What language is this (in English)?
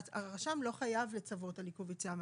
Hebrew